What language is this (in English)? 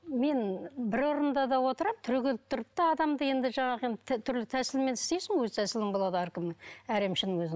Kazakh